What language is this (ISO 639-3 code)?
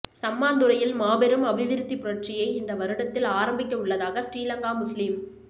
tam